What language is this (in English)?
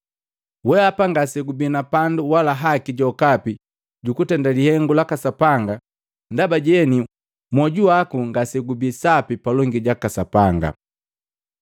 Matengo